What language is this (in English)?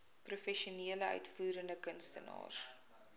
Afrikaans